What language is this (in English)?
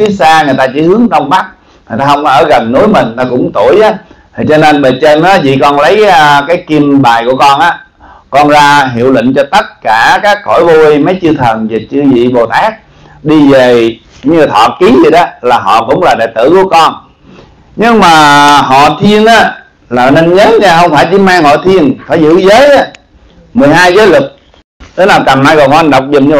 Vietnamese